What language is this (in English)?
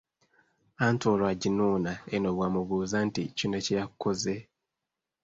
Ganda